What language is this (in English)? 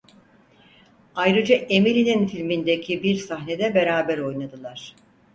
Turkish